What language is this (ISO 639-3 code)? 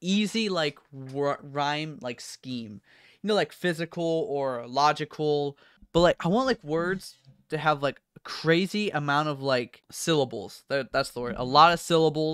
eng